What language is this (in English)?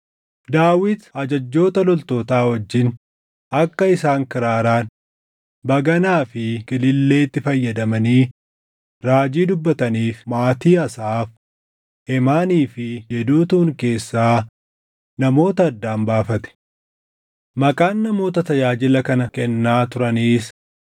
Oromo